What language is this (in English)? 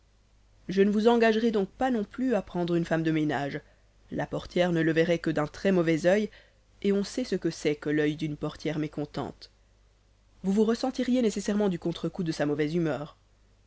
French